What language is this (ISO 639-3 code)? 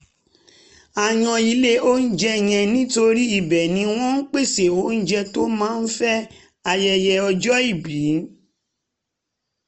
yor